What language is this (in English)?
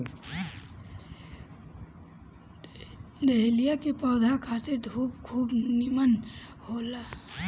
Bhojpuri